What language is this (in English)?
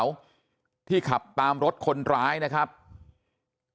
Thai